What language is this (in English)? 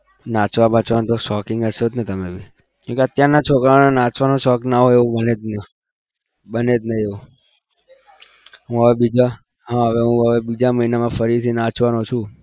Gujarati